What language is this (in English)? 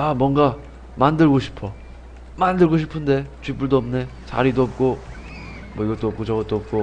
Korean